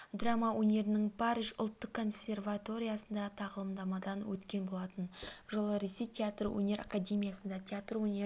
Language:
Kazakh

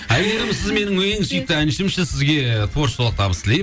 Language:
Kazakh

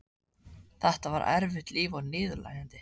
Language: Icelandic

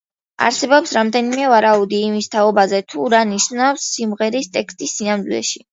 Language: Georgian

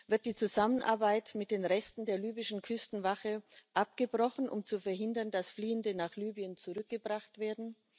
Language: German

